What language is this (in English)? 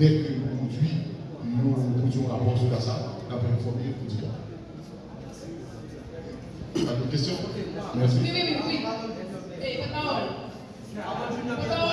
French